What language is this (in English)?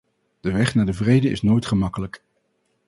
Dutch